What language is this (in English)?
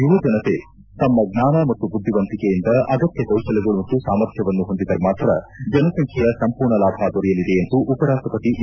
Kannada